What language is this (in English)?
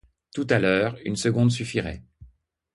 French